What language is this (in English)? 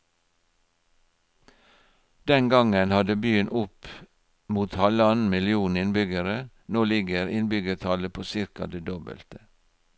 Norwegian